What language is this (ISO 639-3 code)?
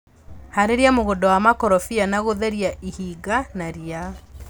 kik